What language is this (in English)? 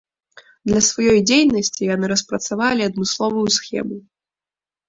Belarusian